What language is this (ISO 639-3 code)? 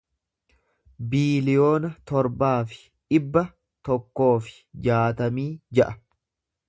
orm